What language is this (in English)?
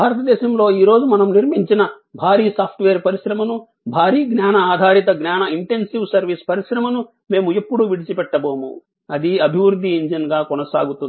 Telugu